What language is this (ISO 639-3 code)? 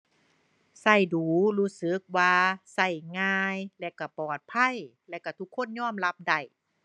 tha